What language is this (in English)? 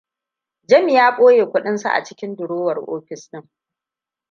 Hausa